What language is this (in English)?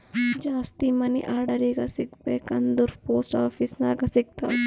Kannada